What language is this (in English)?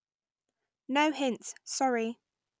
English